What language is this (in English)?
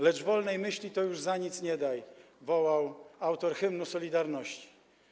Polish